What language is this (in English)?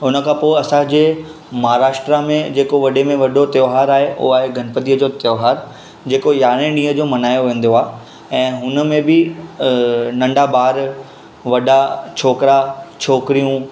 Sindhi